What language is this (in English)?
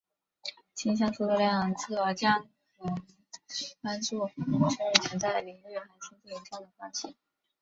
Chinese